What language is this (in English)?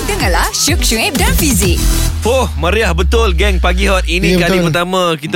Malay